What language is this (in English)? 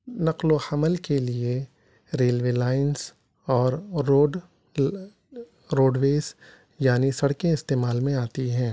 Urdu